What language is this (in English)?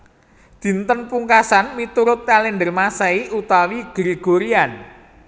Javanese